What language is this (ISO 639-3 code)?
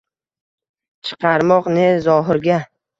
uzb